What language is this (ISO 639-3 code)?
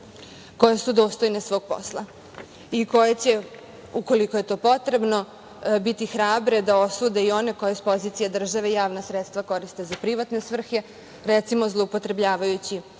srp